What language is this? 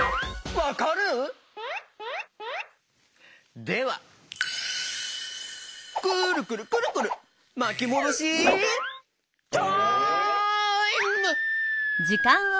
Japanese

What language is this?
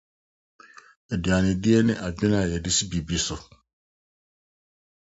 Akan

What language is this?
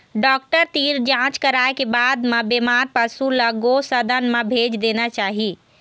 Chhattisgarhi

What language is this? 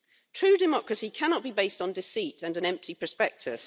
English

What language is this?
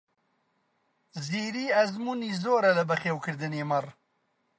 Central Kurdish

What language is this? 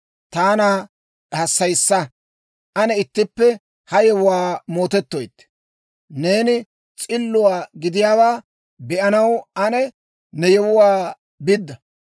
Dawro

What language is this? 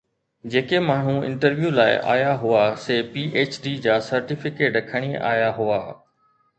Sindhi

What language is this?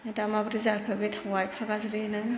Bodo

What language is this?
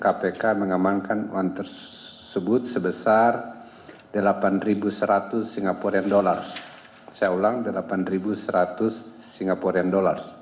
Indonesian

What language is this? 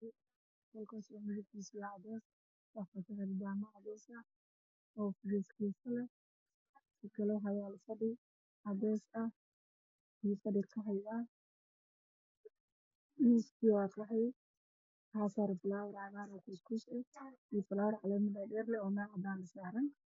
Somali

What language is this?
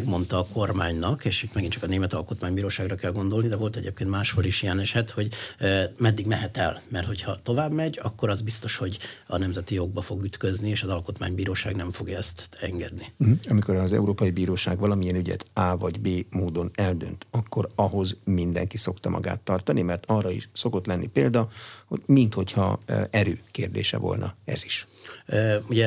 Hungarian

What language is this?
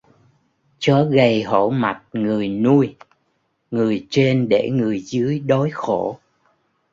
Vietnamese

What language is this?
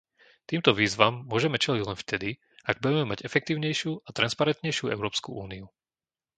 Slovak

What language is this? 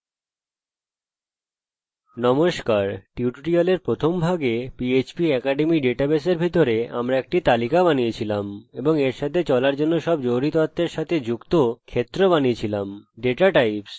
Bangla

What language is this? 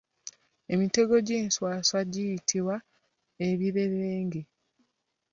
Ganda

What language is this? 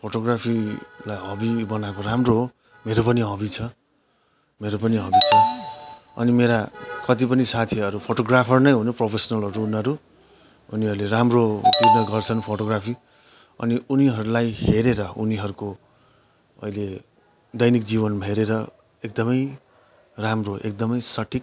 Nepali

